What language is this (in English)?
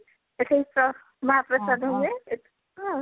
Odia